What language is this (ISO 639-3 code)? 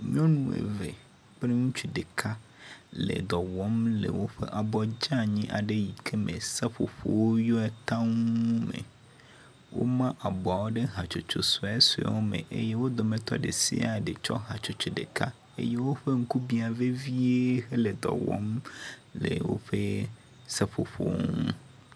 ewe